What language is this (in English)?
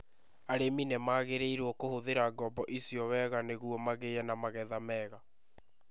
Kikuyu